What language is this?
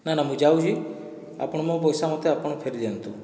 Odia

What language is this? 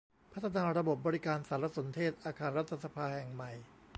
Thai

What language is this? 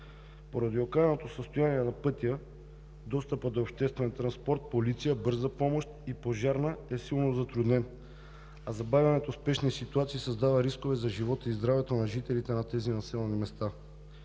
Bulgarian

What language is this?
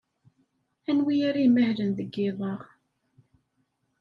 Kabyle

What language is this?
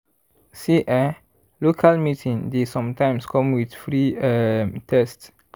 Nigerian Pidgin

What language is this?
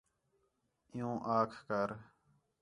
Khetrani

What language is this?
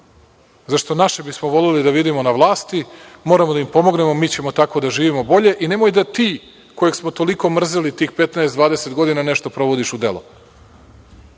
Serbian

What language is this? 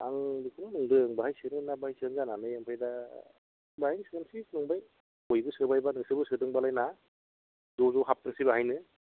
Bodo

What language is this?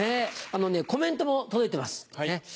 Japanese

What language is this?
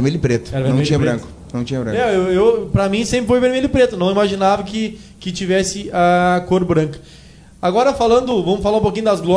Portuguese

